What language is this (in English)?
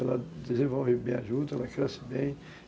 Portuguese